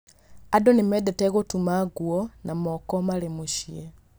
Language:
Kikuyu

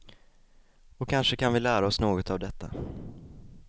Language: Swedish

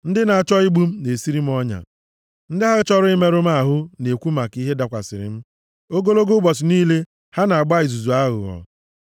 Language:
Igbo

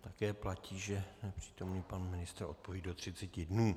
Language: Czech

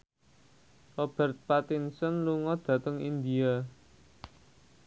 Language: Javanese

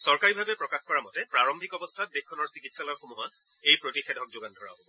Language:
Assamese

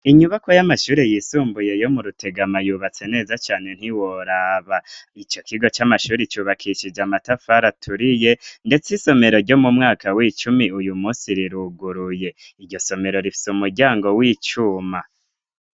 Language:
Rundi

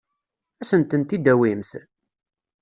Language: Kabyle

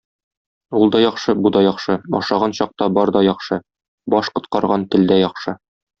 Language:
Tatar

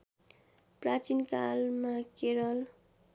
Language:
Nepali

